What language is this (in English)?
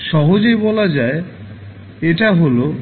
Bangla